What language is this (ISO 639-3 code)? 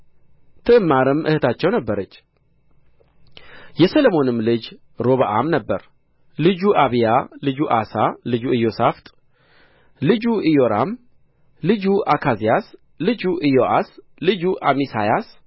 amh